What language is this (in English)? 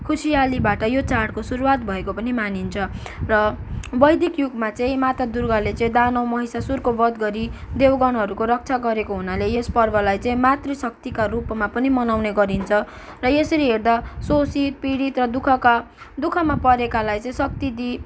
Nepali